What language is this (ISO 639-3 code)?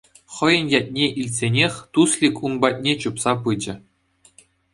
chv